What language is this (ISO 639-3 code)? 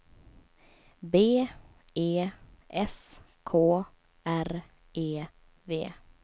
swe